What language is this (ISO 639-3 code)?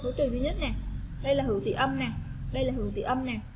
vie